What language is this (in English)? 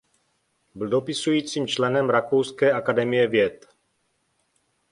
Czech